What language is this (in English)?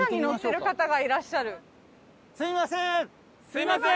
Japanese